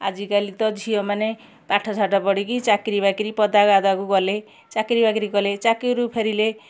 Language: Odia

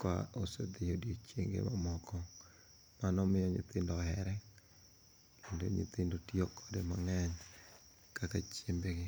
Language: Luo (Kenya and Tanzania)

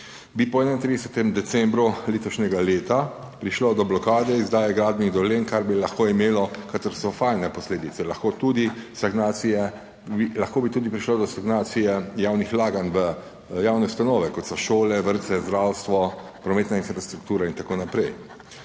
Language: Slovenian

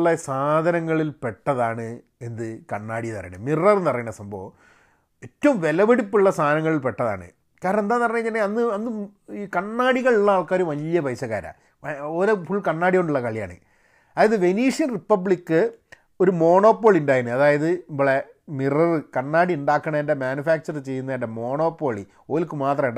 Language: Malayalam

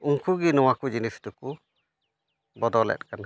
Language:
Santali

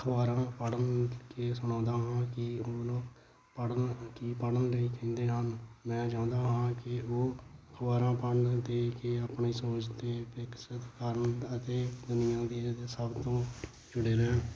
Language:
Punjabi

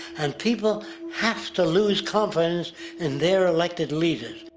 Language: English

